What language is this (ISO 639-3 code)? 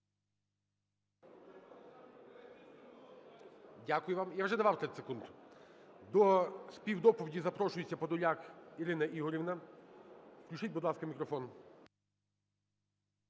ukr